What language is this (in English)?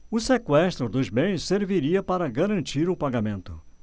Portuguese